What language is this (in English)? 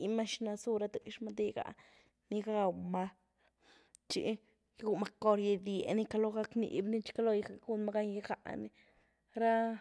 Güilá Zapotec